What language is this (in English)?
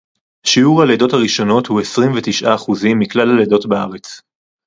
Hebrew